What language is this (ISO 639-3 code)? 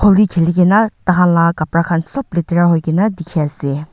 nag